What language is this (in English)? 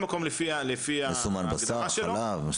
Hebrew